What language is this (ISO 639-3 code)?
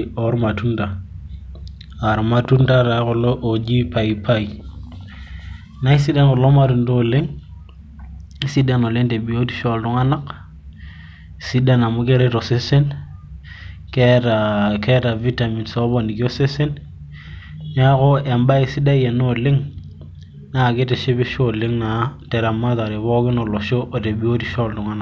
mas